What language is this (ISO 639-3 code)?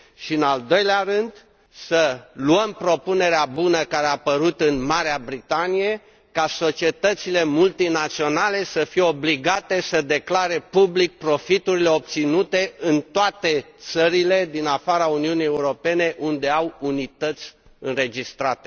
ron